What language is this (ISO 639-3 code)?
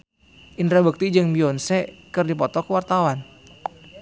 sun